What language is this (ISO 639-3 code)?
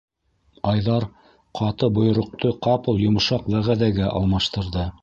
bak